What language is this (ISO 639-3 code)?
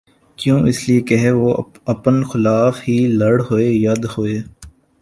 urd